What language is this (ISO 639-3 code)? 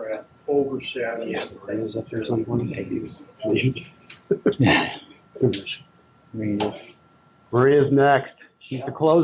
eng